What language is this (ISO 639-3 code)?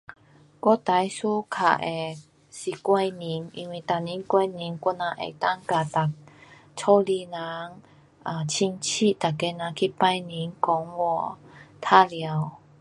cpx